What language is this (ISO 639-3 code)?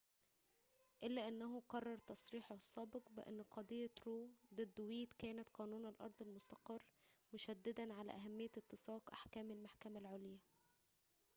ara